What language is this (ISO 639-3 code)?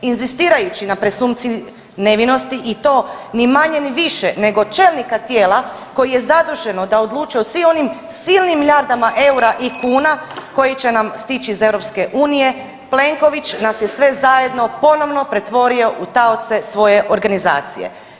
hrv